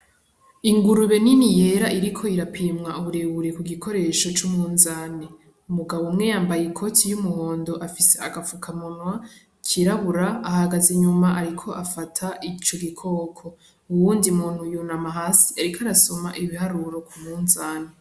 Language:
Rundi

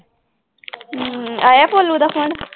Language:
Punjabi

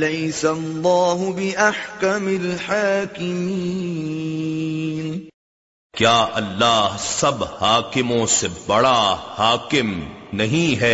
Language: Urdu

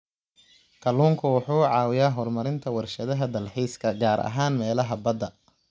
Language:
Somali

